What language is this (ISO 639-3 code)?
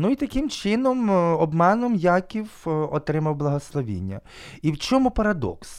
ukr